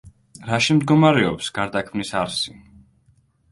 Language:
Georgian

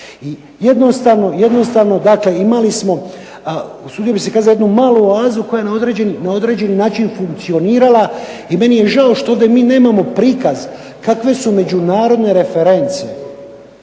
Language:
Croatian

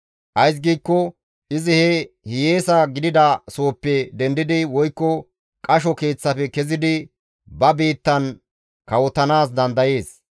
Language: Gamo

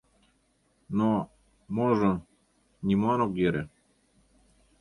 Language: Mari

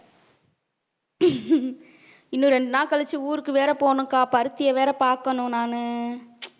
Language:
Tamil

